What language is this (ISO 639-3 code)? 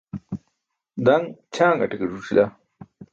bsk